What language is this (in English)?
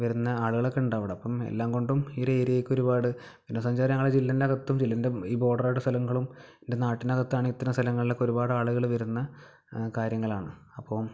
Malayalam